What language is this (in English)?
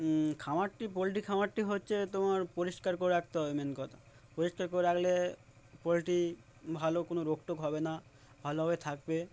Bangla